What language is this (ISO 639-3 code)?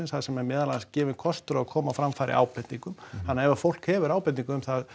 isl